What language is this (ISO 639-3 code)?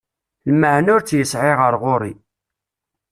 kab